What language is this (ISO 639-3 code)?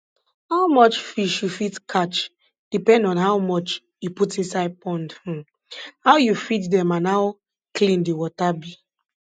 pcm